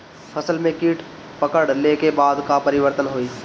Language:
Bhojpuri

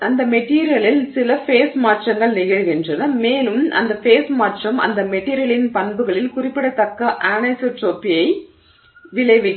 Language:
Tamil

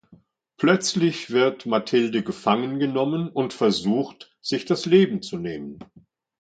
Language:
German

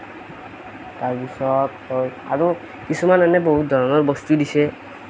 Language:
Assamese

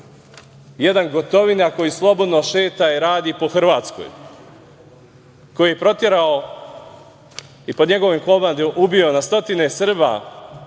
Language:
Serbian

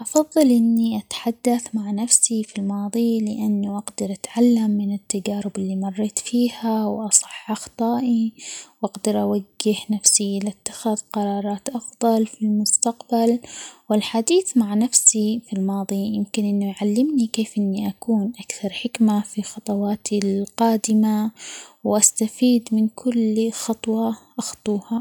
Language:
Omani Arabic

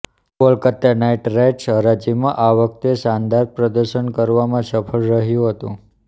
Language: Gujarati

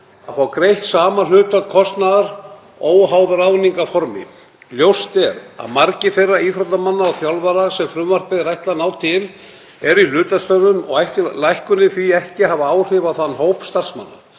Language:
Icelandic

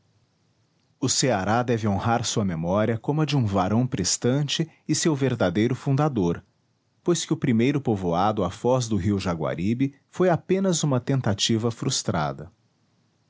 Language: Portuguese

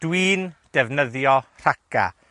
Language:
Welsh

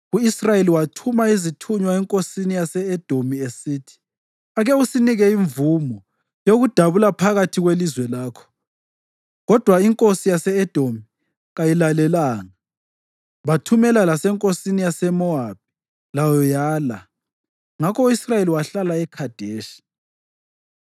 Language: North Ndebele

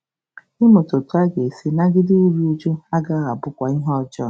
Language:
Igbo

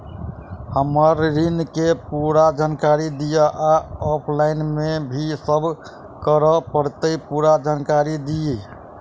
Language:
Maithili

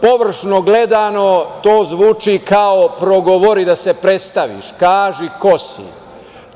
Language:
Serbian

